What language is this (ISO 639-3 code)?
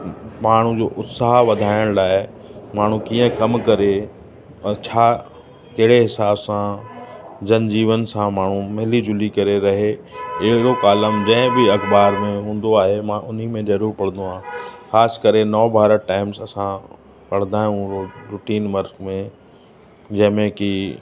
snd